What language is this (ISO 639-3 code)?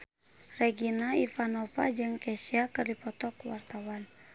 sun